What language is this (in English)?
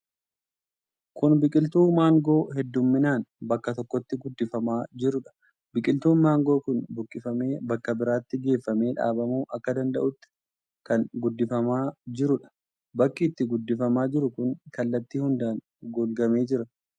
Oromo